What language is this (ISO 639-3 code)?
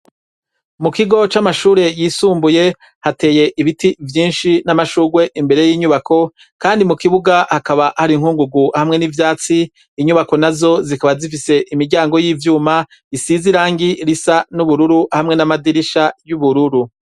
run